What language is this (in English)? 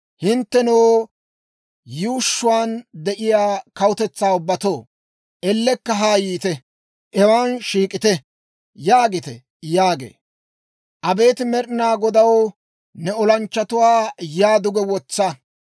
Dawro